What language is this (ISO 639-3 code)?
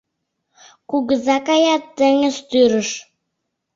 chm